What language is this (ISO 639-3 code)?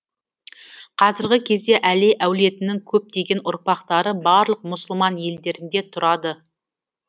kaz